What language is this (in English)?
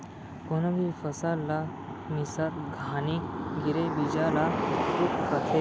Chhattisgarhi